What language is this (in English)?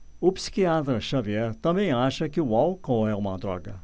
Portuguese